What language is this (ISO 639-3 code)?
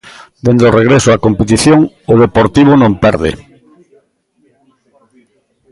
glg